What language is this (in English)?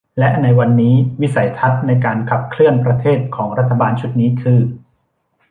Thai